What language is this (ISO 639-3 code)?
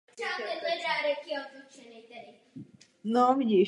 ces